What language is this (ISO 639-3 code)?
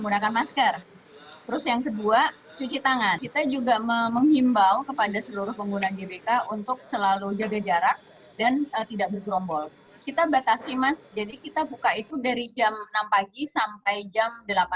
ind